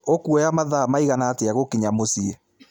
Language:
Kikuyu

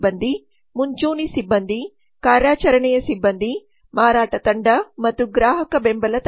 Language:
Kannada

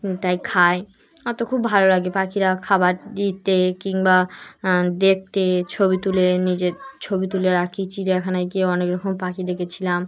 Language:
Bangla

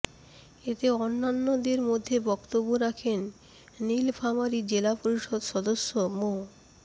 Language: Bangla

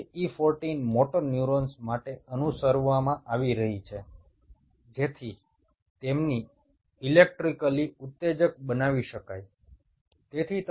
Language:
Bangla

